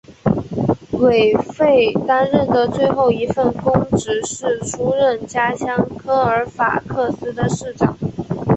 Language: Chinese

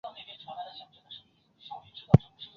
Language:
Chinese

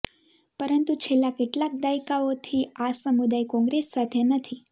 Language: Gujarati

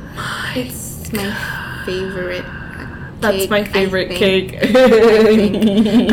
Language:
Filipino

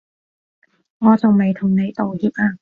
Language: Cantonese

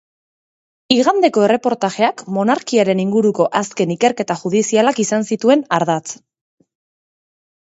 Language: Basque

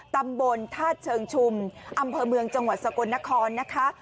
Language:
Thai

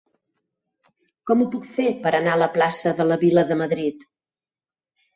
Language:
Catalan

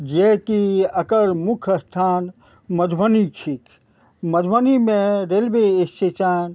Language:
Maithili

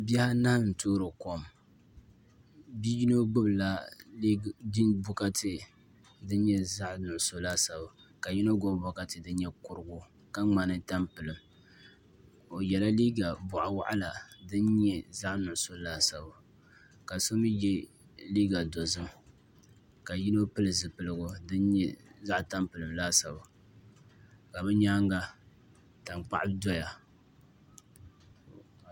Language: Dagbani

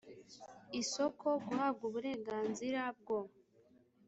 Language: Kinyarwanda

